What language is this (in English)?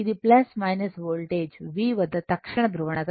Telugu